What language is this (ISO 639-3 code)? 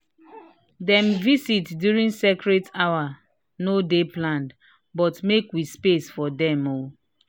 pcm